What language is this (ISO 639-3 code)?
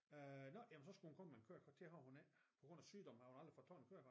dan